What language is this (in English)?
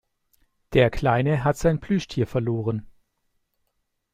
German